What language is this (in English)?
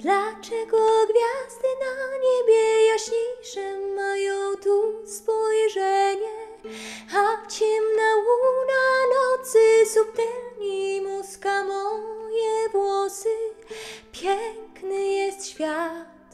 Polish